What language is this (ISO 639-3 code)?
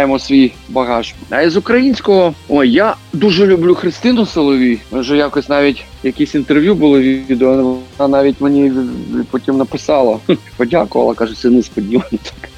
ukr